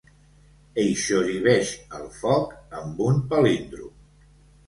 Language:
Catalan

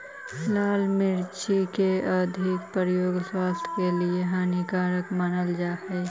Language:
Magahi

